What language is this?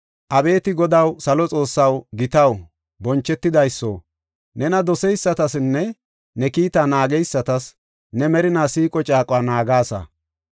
Gofa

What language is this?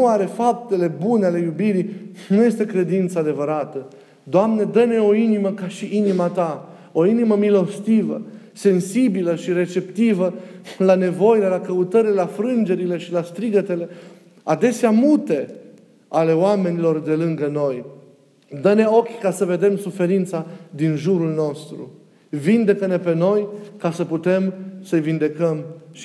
Romanian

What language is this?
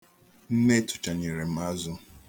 Igbo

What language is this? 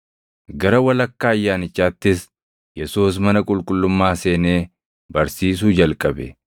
Oromo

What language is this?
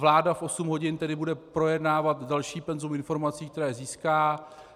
Czech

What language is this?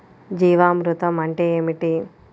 Telugu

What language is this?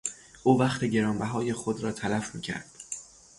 Persian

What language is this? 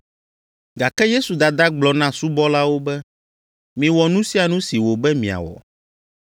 Ewe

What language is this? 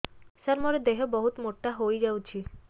Odia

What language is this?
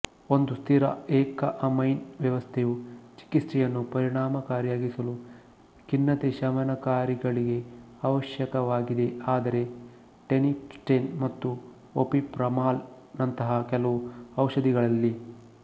Kannada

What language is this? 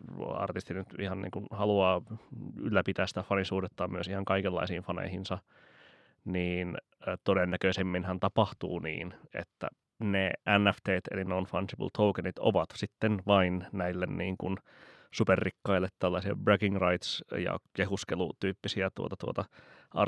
Finnish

